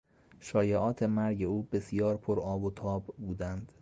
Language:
Persian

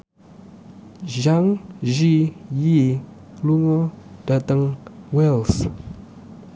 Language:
Javanese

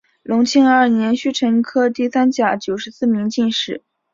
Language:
Chinese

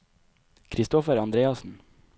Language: Norwegian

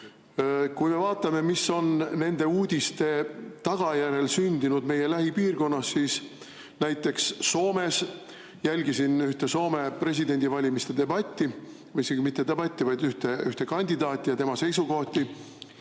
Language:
Estonian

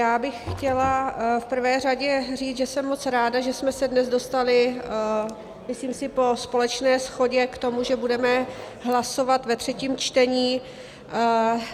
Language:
Czech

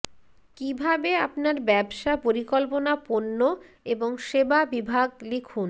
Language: Bangla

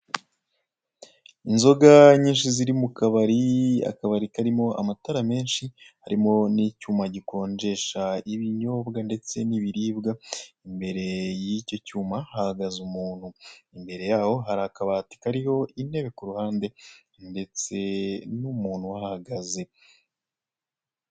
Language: Kinyarwanda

